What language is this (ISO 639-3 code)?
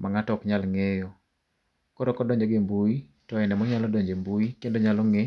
luo